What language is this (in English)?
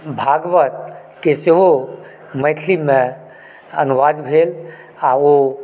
Maithili